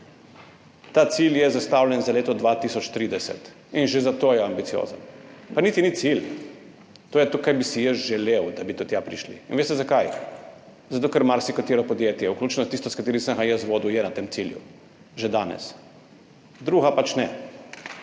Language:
Slovenian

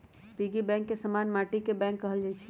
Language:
Magahi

